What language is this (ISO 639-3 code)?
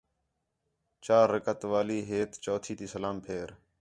xhe